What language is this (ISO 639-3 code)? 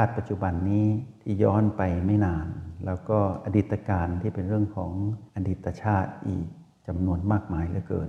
tha